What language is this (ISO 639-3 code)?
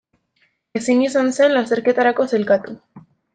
eus